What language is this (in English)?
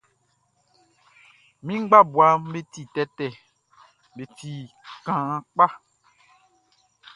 Baoulé